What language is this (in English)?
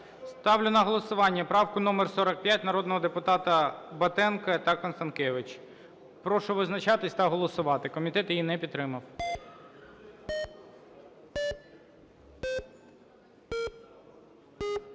Ukrainian